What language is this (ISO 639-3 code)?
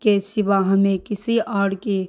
urd